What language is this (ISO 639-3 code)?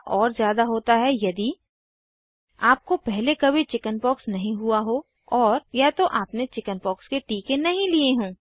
hin